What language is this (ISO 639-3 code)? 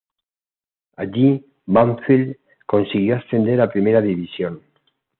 spa